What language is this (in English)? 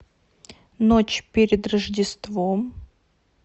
Russian